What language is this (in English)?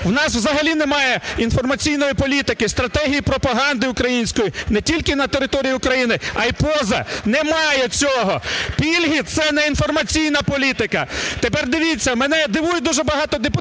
Ukrainian